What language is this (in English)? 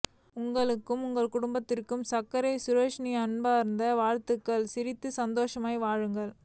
Tamil